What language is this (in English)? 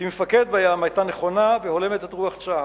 Hebrew